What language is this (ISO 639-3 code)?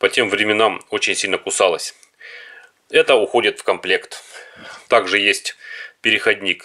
rus